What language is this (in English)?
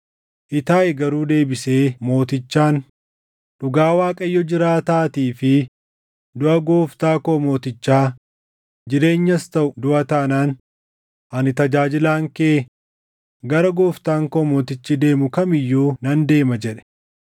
Oromo